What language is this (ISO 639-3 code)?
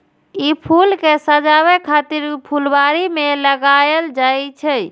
mai